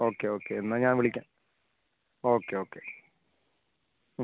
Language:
Malayalam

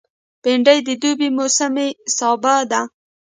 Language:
Pashto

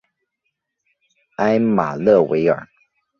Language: Chinese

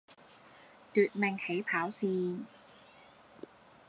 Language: Cantonese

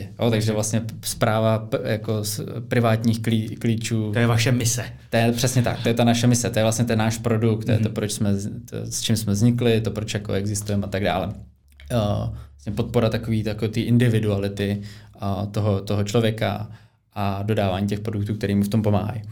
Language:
Czech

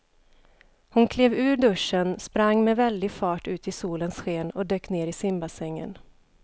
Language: Swedish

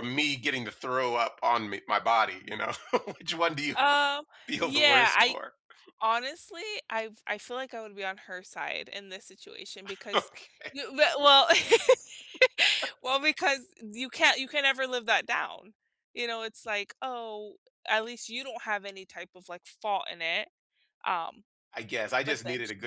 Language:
English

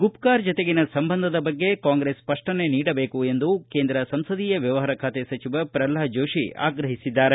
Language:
Kannada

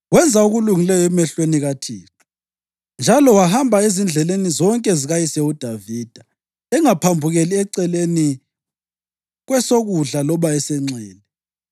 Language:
North Ndebele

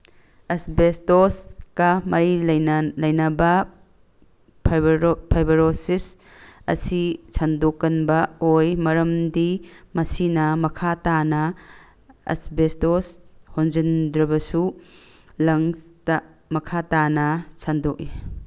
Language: Manipuri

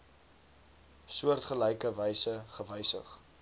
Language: Afrikaans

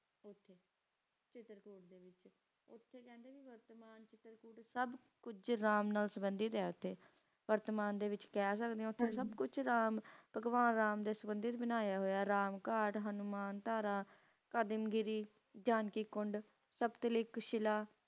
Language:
Punjabi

